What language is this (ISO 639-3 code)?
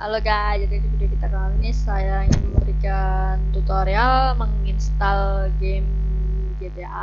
ind